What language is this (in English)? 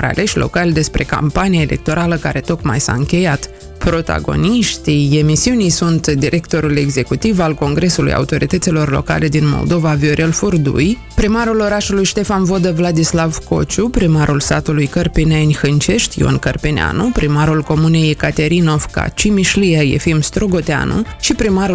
Romanian